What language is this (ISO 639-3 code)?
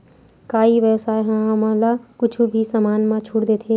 hne